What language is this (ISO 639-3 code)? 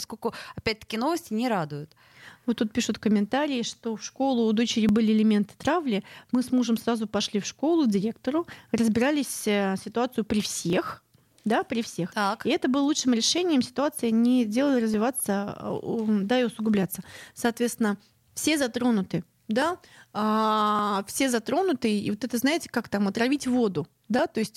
rus